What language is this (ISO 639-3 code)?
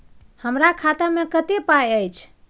mai